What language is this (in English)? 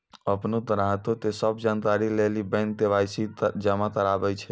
Maithili